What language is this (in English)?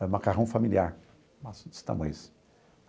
Portuguese